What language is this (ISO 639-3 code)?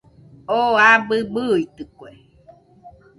hux